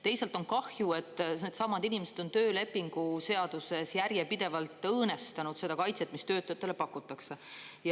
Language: Estonian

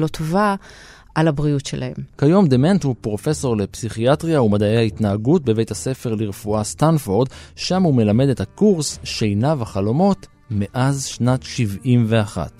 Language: Hebrew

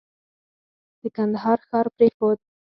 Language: Pashto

